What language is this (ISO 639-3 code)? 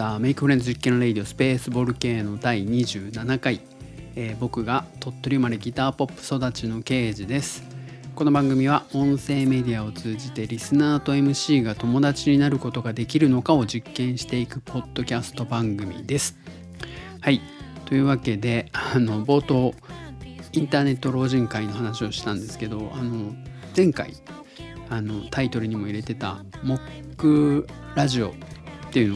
jpn